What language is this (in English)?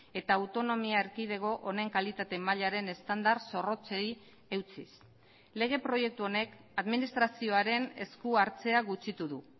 Basque